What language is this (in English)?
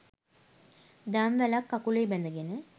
Sinhala